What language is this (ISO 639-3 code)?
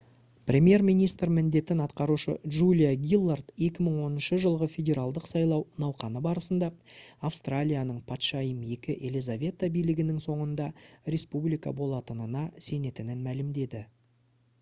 kaz